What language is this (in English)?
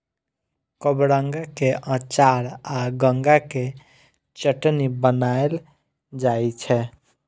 Maithili